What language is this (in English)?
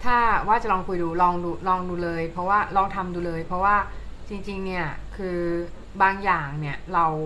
Thai